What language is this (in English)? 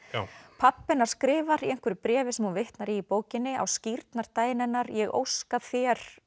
Icelandic